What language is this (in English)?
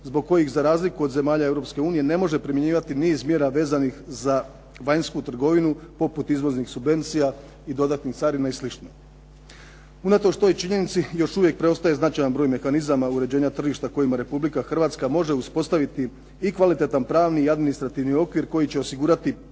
Croatian